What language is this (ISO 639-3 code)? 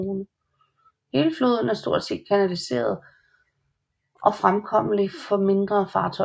dan